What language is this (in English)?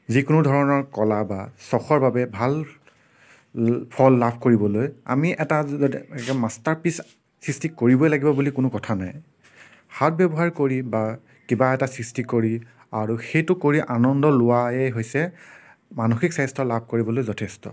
Assamese